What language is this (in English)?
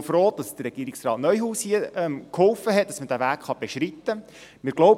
Swiss German